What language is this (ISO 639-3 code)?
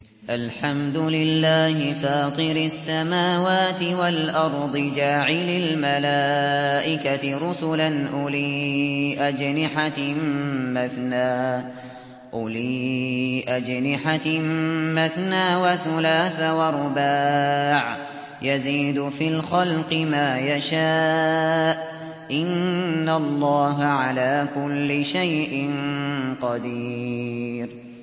ara